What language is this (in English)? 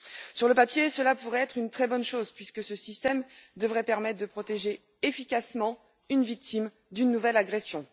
French